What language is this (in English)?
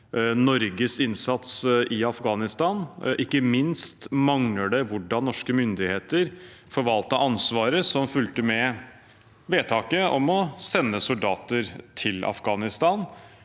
Norwegian